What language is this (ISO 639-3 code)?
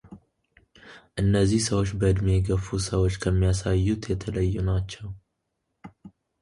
amh